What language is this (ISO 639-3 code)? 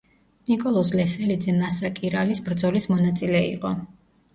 kat